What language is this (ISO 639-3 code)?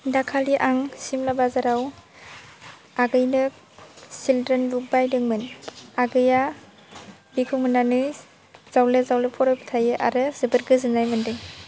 brx